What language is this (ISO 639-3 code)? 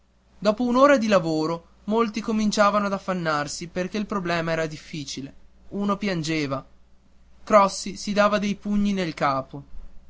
ita